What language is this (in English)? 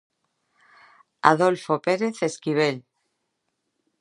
Galician